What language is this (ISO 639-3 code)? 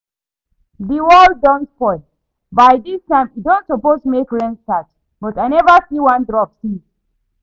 pcm